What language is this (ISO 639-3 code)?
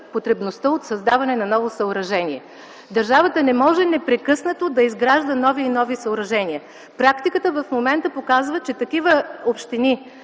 bul